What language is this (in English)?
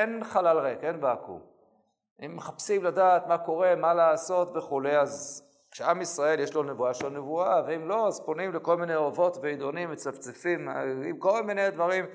Hebrew